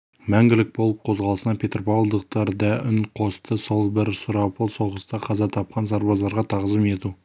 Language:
Kazakh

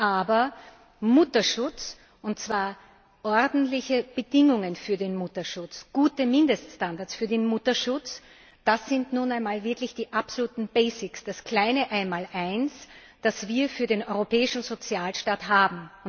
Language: German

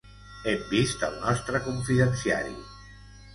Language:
Catalan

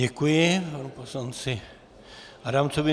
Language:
Czech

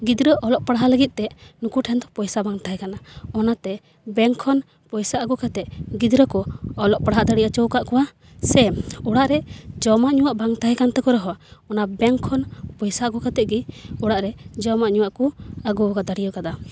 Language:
Santali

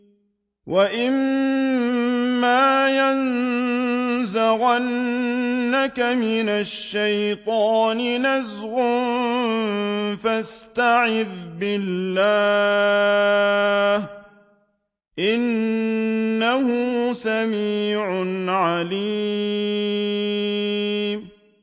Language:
Arabic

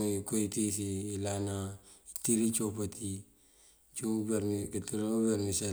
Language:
Mandjak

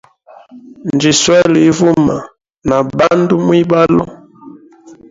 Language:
Hemba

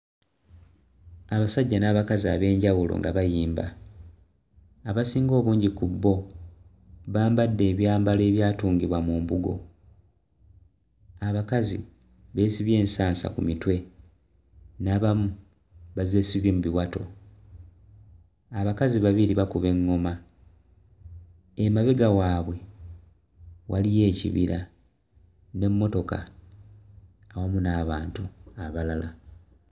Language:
Ganda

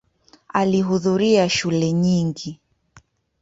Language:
Swahili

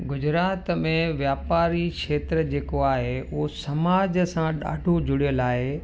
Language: Sindhi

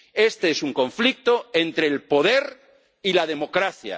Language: Spanish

